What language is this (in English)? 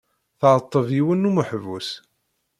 Kabyle